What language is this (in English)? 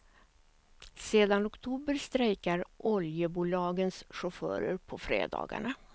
Swedish